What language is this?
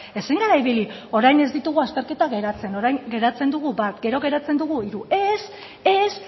Basque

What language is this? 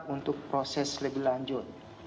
Indonesian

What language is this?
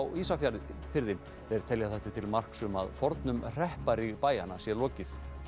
Icelandic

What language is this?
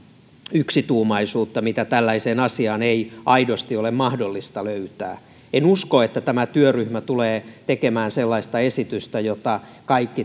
Finnish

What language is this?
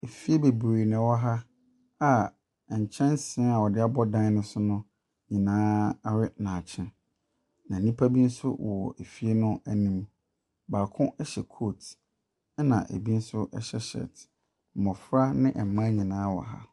Akan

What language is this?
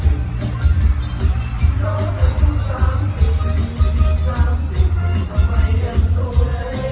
Thai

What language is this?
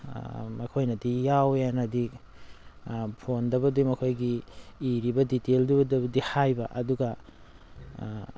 Manipuri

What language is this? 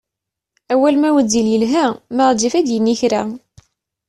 Kabyle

